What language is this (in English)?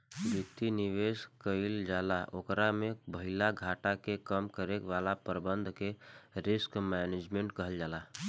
Bhojpuri